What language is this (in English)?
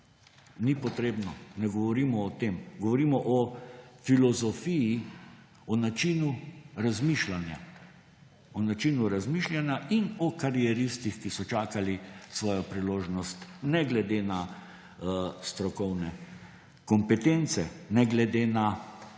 Slovenian